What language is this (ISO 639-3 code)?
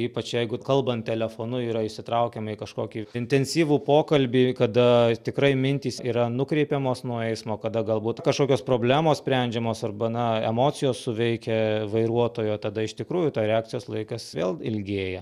lit